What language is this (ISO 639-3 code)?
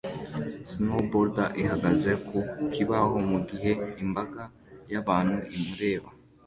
kin